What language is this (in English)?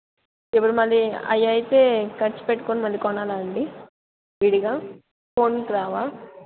Telugu